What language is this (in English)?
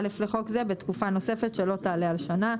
Hebrew